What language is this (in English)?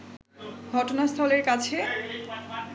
Bangla